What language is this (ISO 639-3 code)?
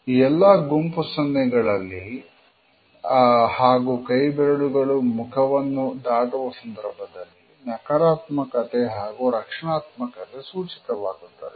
kan